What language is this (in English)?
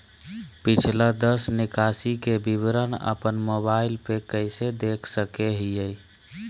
Magahi